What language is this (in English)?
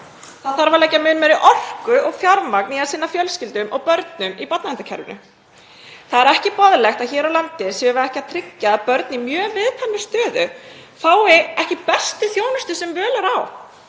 Icelandic